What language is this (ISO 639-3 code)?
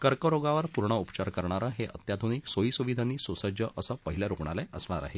mar